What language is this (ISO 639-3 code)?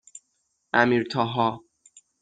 fas